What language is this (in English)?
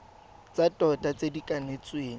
Tswana